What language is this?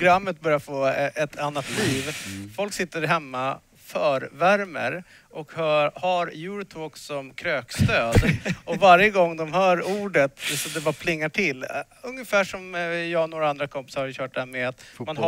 Swedish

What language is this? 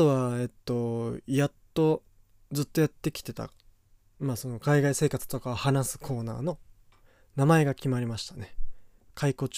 Japanese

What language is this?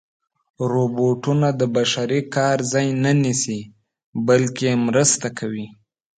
Pashto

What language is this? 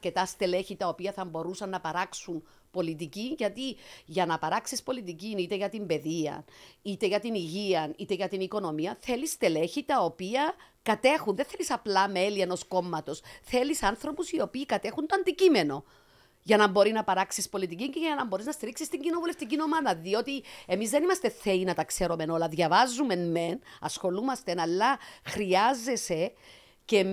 Greek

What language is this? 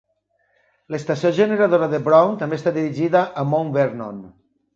Catalan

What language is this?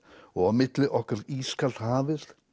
Icelandic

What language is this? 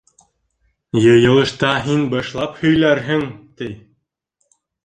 Bashkir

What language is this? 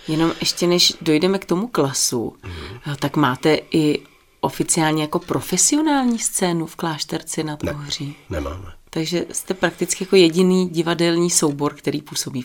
Czech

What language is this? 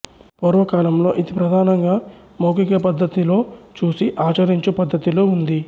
Telugu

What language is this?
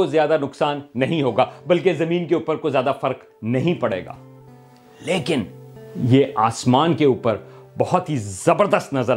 Urdu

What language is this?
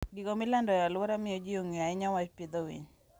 Luo (Kenya and Tanzania)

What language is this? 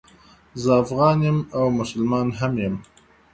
Pashto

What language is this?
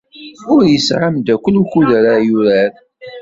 Kabyle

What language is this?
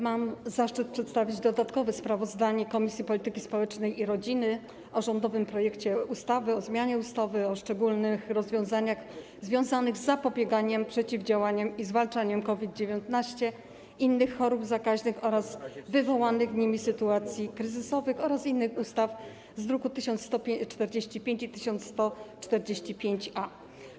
Polish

